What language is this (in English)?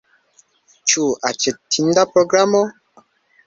Esperanto